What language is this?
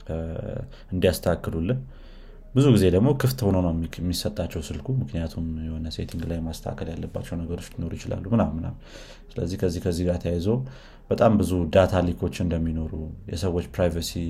Amharic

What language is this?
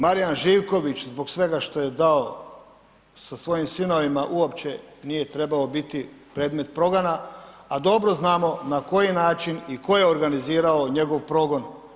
Croatian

